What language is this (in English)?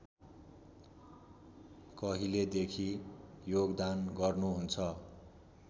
Nepali